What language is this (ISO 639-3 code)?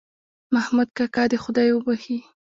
pus